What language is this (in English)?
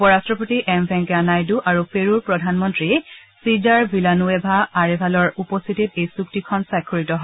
Assamese